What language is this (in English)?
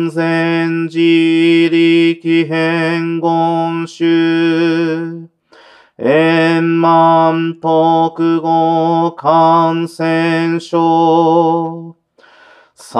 Japanese